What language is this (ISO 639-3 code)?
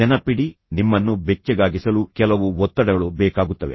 kan